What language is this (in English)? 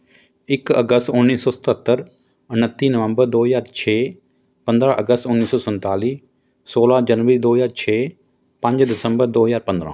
Punjabi